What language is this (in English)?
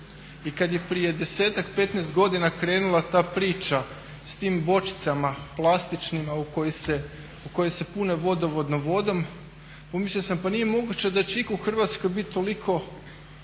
Croatian